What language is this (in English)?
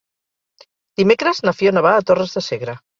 Catalan